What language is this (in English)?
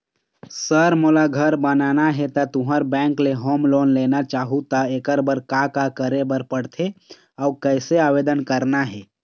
Chhattisgarhi